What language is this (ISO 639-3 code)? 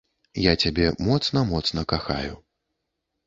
bel